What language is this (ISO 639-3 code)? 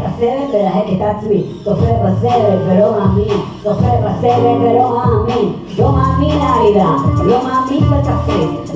heb